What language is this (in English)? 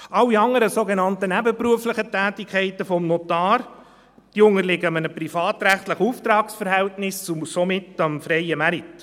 Swiss German